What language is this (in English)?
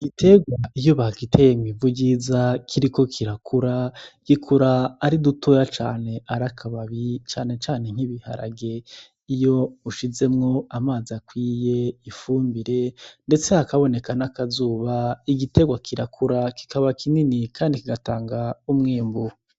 Rundi